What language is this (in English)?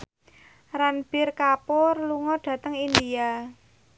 Javanese